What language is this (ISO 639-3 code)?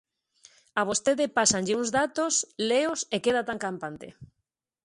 glg